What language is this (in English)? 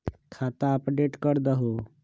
Magahi